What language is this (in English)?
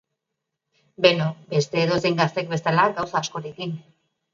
Basque